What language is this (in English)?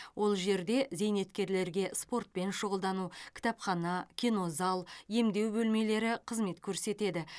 Kazakh